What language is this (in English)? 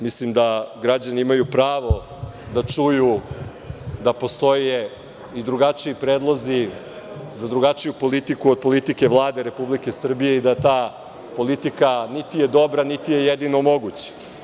Serbian